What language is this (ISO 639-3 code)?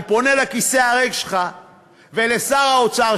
heb